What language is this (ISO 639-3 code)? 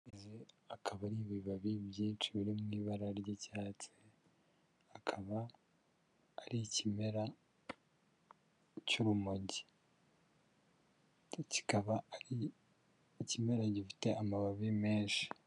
kin